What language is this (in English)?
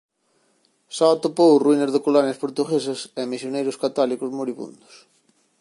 Galician